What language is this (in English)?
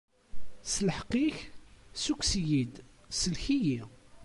Kabyle